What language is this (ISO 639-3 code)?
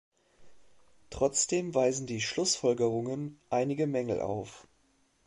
deu